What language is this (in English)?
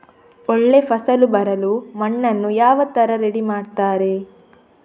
Kannada